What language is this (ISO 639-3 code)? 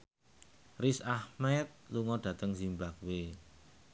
jav